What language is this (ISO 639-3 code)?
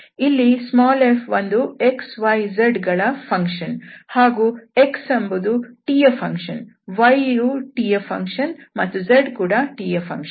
kan